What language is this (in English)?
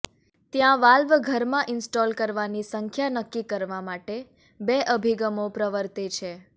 Gujarati